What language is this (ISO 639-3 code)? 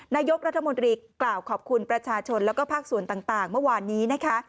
tha